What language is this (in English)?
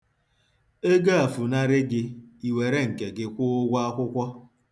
Igbo